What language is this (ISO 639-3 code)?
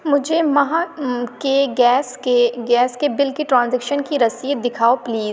urd